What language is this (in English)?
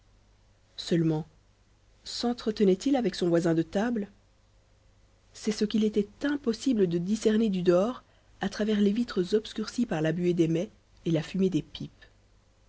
French